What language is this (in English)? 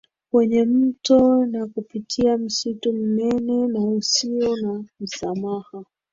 Swahili